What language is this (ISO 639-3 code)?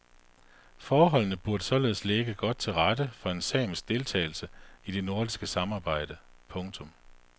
dan